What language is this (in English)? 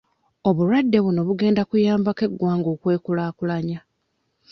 Ganda